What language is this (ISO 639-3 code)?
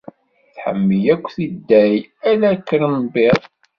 kab